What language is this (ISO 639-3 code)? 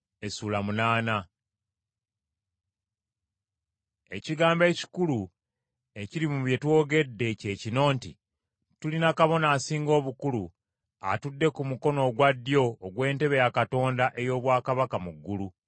lug